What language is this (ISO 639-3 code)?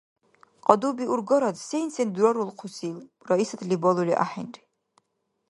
dar